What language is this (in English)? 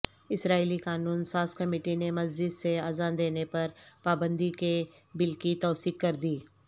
Urdu